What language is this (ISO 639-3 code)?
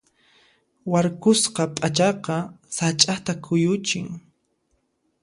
qxp